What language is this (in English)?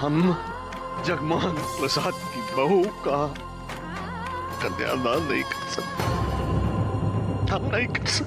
Hindi